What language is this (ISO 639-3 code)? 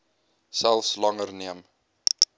afr